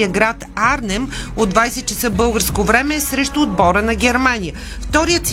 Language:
Bulgarian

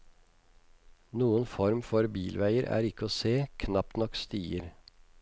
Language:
Norwegian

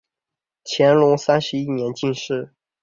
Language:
Chinese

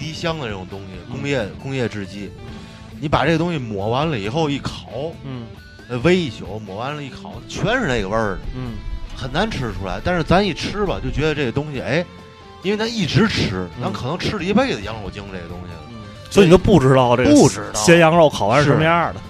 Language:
Chinese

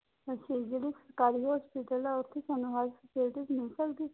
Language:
Punjabi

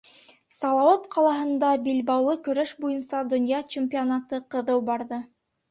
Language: Bashkir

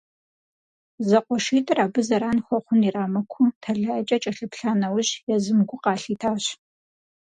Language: Kabardian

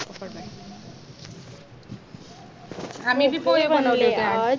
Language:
Marathi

